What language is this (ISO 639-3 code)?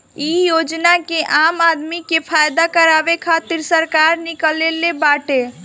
bho